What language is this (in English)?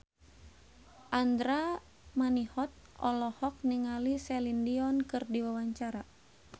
Sundanese